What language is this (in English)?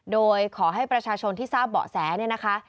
Thai